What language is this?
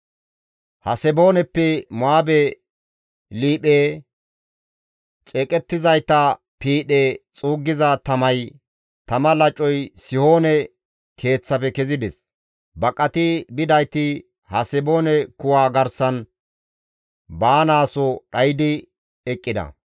Gamo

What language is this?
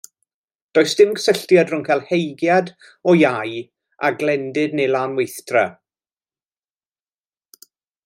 Welsh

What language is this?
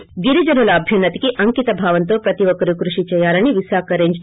Telugu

